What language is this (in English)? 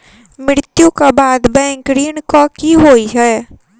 Maithili